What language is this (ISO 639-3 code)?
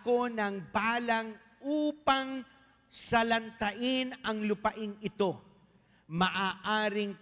fil